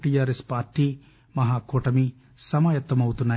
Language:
Telugu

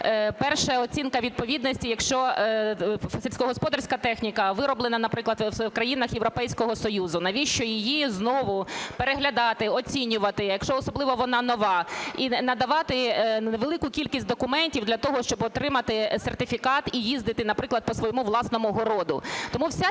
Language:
Ukrainian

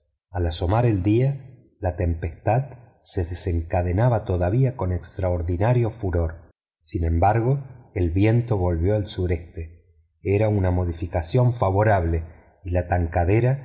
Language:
Spanish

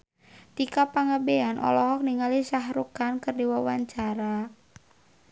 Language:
Sundanese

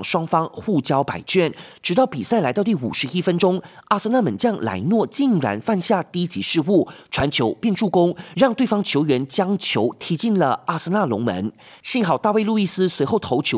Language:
Chinese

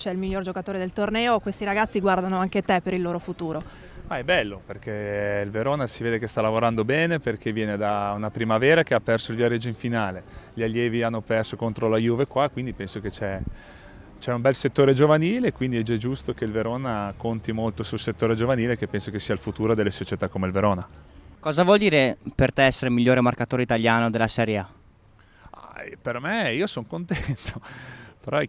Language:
Italian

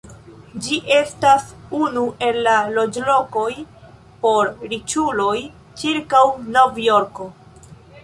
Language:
Esperanto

